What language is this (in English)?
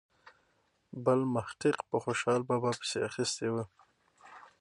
Pashto